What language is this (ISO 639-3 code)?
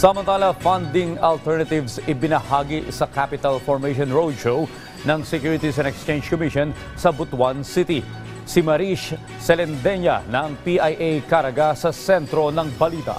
fil